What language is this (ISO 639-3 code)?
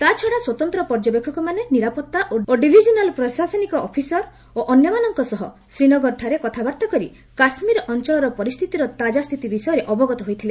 ori